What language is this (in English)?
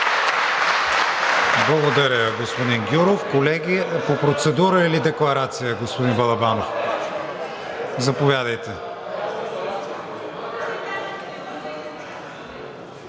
Bulgarian